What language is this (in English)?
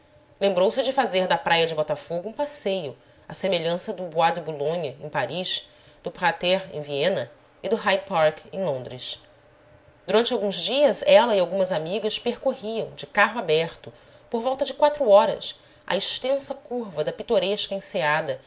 Portuguese